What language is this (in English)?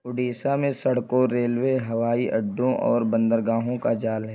Urdu